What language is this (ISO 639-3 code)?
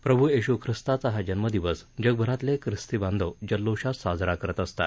mar